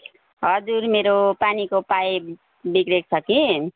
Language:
Nepali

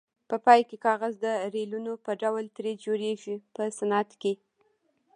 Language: Pashto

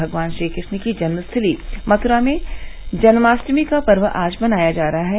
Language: Hindi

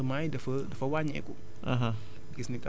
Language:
Wolof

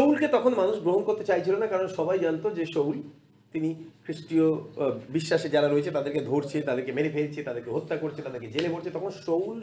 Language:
Bangla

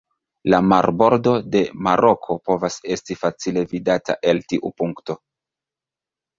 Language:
Esperanto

